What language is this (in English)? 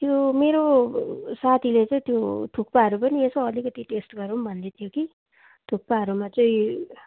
Nepali